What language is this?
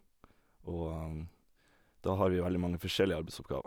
Norwegian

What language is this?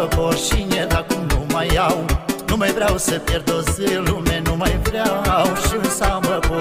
Romanian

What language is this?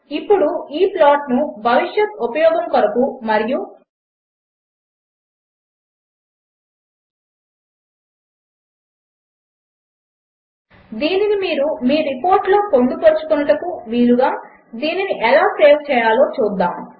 Telugu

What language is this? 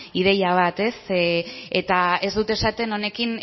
Basque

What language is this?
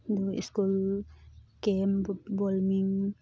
Manipuri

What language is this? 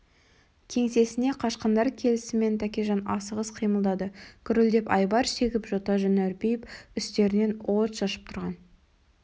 Kazakh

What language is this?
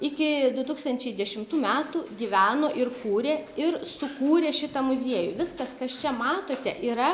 Lithuanian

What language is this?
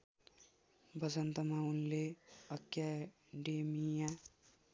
Nepali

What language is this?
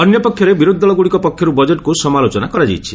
Odia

